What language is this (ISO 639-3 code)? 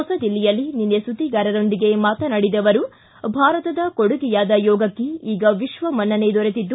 kan